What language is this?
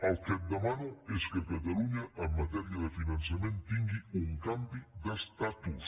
Catalan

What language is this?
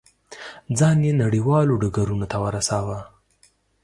Pashto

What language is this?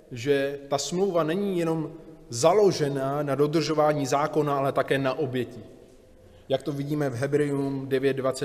Czech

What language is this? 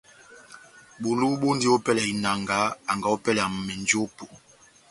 Batanga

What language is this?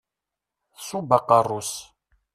Kabyle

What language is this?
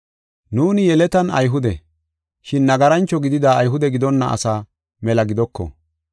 Gofa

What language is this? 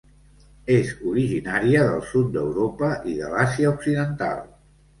Catalan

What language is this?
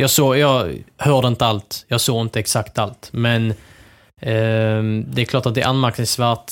Swedish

